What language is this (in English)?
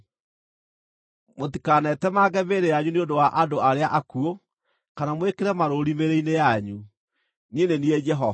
Kikuyu